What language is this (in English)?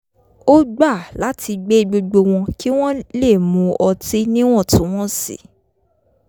Yoruba